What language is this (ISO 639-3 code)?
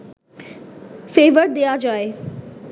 ben